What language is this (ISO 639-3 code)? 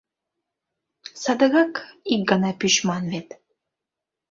chm